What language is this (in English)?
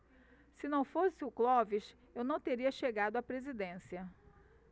Portuguese